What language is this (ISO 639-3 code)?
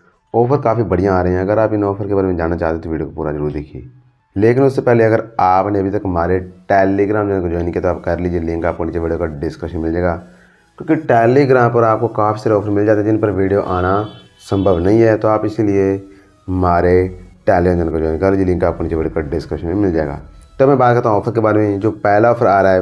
hin